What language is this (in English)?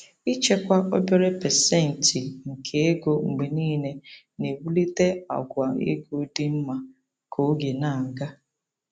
Igbo